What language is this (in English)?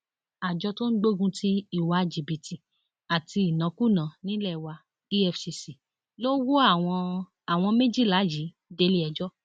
Yoruba